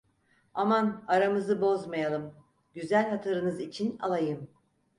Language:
Turkish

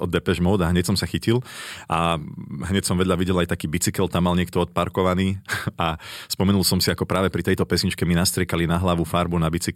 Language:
Slovak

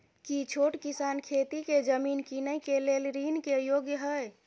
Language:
Maithili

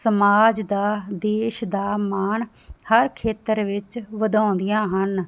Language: Punjabi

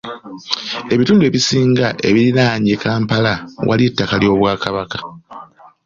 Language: Ganda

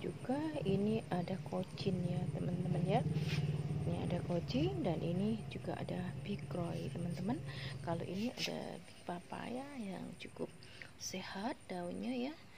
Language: Indonesian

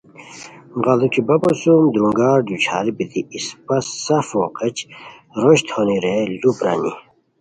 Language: Khowar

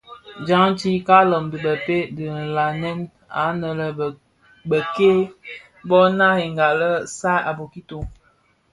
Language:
Bafia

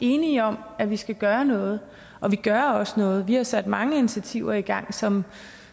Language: Danish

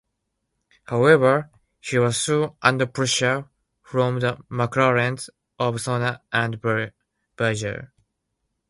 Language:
English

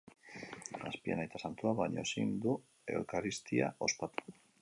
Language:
Basque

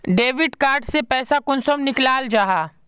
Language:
Magahi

